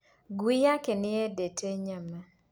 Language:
Kikuyu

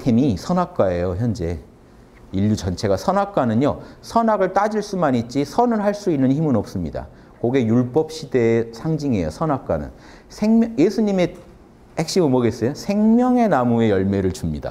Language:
Korean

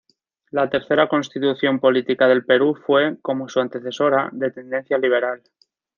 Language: Spanish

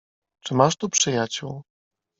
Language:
Polish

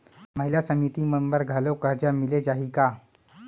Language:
Chhattisgarhi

